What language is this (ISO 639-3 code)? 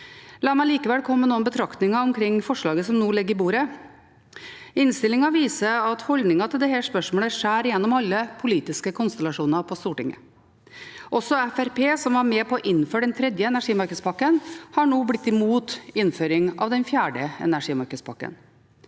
nor